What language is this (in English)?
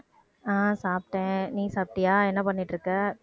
Tamil